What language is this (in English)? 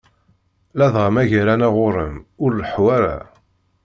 Kabyle